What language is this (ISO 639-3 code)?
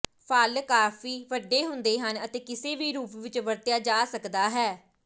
pan